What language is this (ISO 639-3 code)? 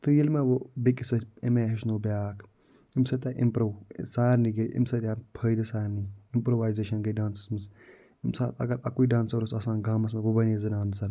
kas